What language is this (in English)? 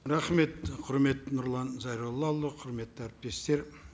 Kazakh